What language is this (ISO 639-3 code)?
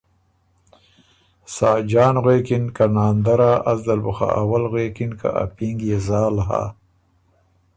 oru